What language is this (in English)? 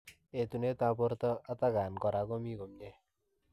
Kalenjin